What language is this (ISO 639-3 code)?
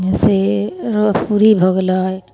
mai